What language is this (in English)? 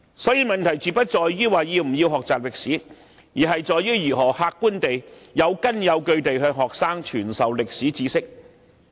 Cantonese